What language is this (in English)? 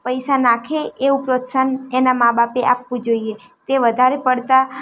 Gujarati